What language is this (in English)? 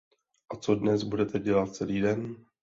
Czech